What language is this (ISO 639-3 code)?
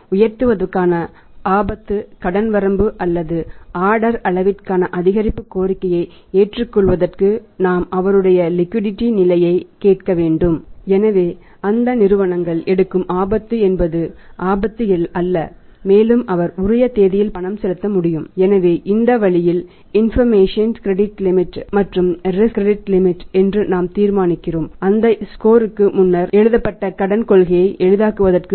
tam